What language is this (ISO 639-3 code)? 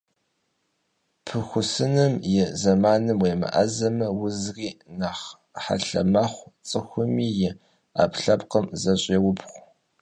kbd